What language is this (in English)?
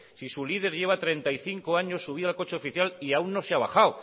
Spanish